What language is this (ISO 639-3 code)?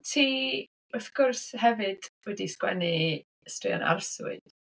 cym